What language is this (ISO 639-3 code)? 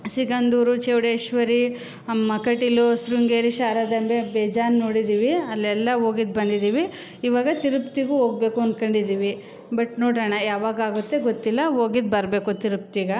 kan